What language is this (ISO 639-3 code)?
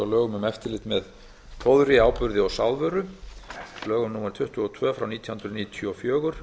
isl